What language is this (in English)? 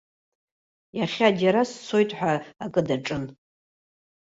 Abkhazian